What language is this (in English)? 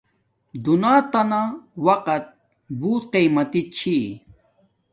Domaaki